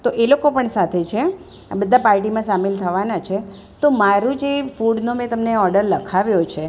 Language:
Gujarati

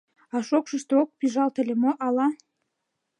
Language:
Mari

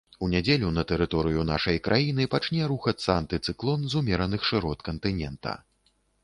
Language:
Belarusian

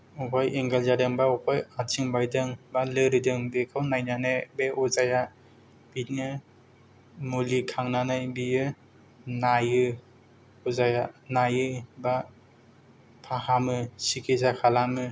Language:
Bodo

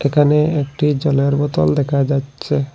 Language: Bangla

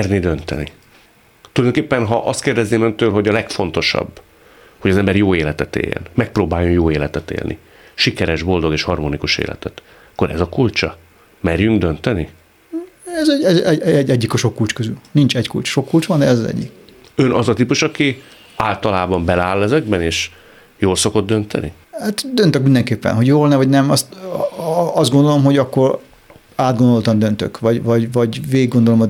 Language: Hungarian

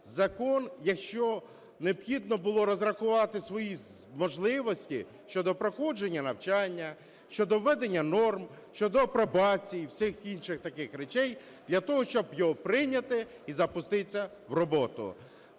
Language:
Ukrainian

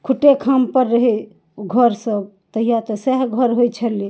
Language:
Maithili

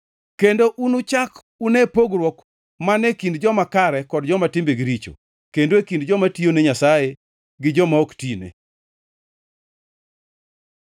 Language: Luo (Kenya and Tanzania)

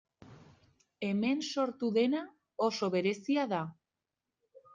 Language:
Basque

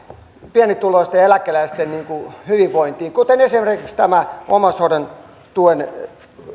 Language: Finnish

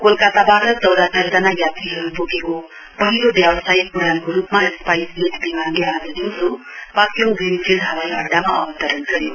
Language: Nepali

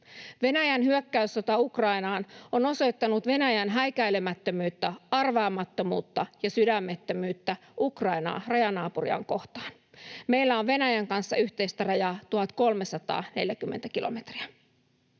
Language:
Finnish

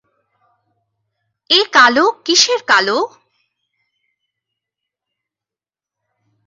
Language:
Bangla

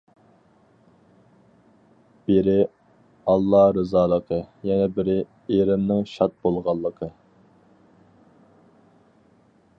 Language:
Uyghur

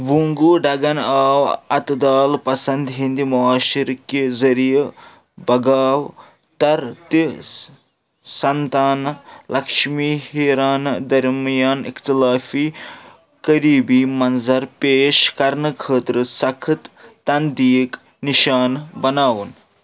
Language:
Kashmiri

